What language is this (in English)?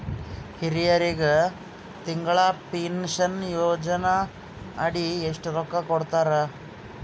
Kannada